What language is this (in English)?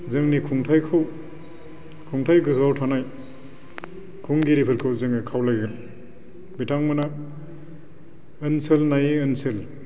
Bodo